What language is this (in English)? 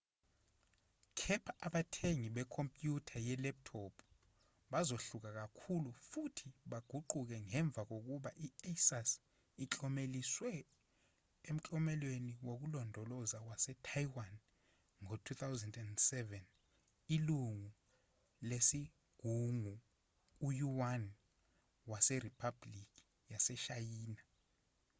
Zulu